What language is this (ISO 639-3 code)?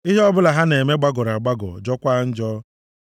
ibo